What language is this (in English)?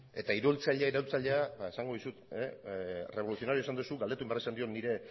Basque